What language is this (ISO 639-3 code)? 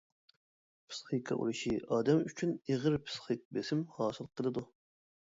uig